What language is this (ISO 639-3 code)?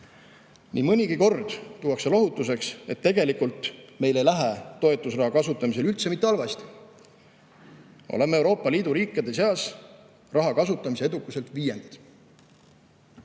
est